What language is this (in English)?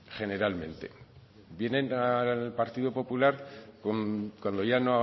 Spanish